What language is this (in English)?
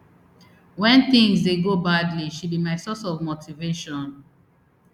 Nigerian Pidgin